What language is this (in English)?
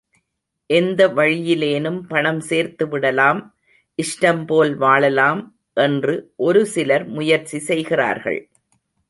Tamil